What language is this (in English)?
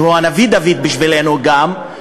Hebrew